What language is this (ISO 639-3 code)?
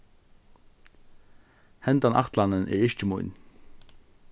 fao